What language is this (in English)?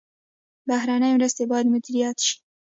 Pashto